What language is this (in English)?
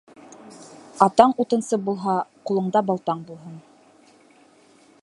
Bashkir